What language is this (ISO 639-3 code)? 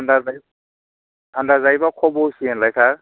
brx